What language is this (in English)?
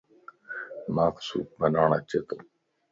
Lasi